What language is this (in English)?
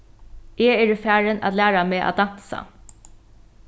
Faroese